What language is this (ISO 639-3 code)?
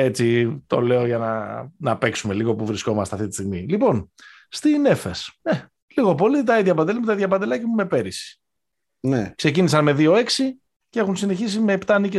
ell